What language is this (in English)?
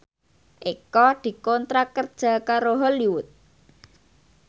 Javanese